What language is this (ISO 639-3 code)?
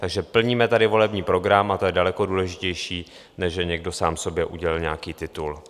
ces